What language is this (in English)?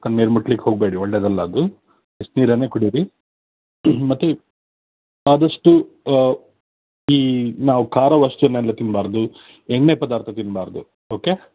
Kannada